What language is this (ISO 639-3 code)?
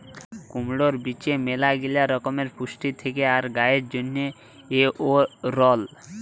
ben